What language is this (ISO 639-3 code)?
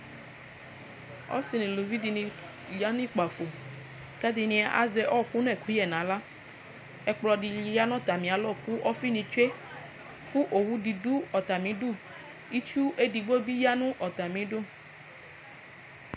kpo